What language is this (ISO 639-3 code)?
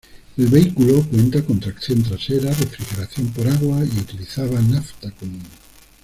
spa